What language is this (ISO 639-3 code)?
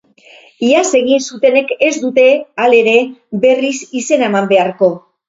eus